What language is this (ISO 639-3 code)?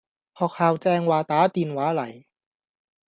yue